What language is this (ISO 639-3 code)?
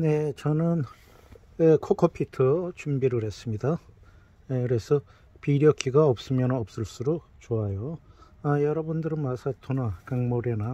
kor